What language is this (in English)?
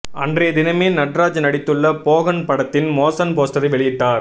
Tamil